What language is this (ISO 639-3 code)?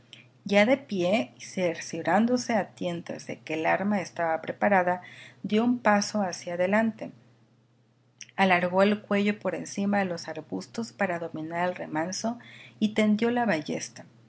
spa